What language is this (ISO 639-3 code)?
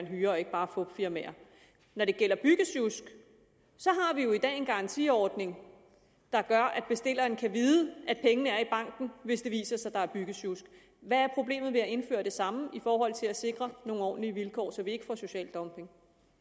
dan